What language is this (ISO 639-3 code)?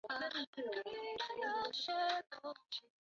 zho